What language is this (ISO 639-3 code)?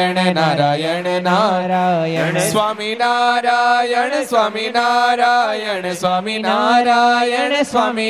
guj